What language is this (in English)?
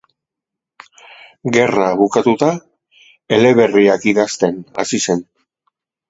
Basque